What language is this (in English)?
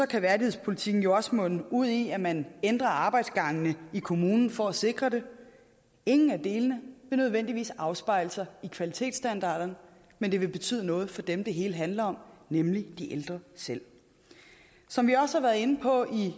Danish